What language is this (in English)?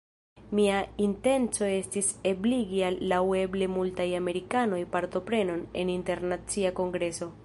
Esperanto